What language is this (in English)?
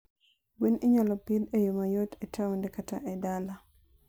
Luo (Kenya and Tanzania)